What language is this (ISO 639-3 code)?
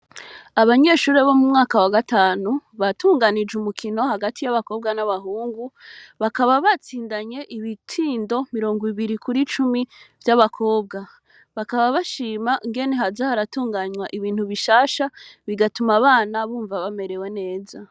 run